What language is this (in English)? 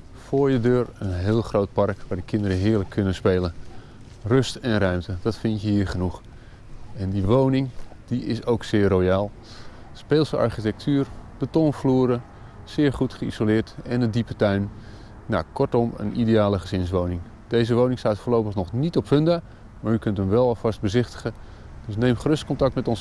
Dutch